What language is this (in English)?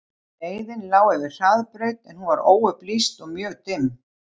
Icelandic